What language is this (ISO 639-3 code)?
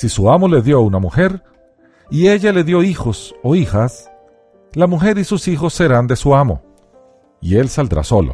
spa